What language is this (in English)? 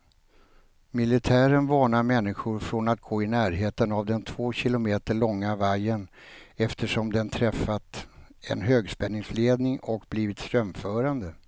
Swedish